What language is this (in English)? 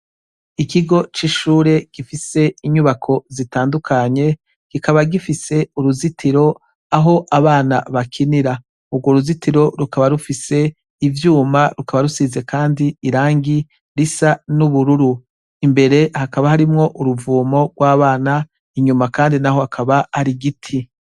Rundi